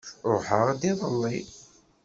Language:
Kabyle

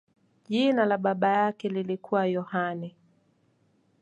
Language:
Swahili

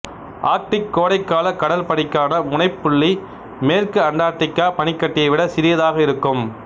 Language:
Tamil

